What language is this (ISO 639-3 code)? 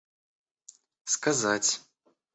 rus